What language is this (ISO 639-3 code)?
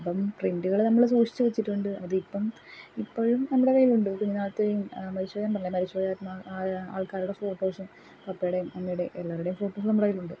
mal